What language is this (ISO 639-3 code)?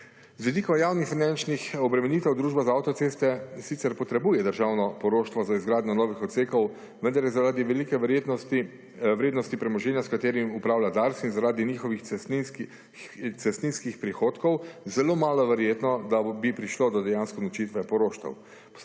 slv